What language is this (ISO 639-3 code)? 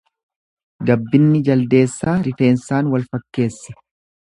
orm